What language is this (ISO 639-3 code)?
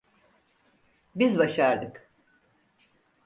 tur